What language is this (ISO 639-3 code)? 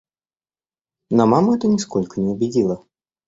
rus